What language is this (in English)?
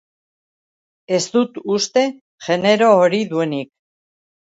Basque